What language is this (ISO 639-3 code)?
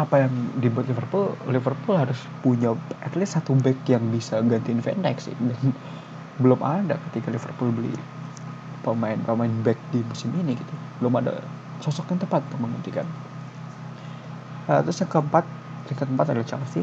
ind